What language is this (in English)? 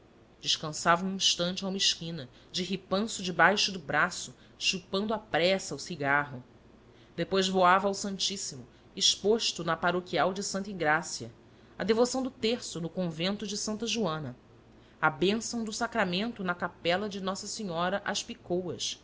Portuguese